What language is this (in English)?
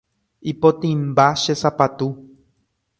Guarani